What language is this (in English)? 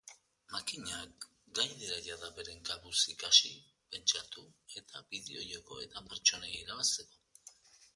Basque